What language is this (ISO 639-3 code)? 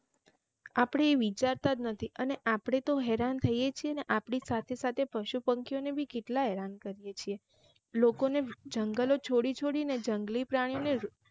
guj